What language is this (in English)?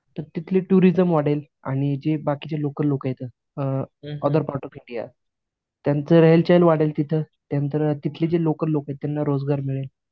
Marathi